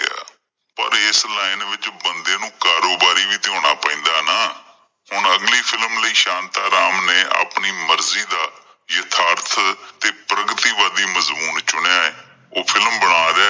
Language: Punjabi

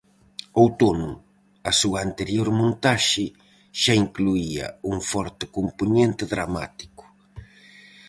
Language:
Galician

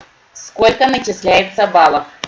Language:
Russian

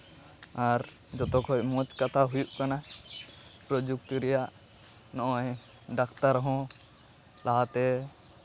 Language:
Santali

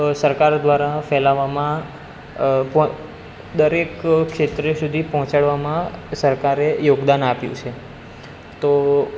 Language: Gujarati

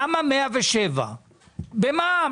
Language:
Hebrew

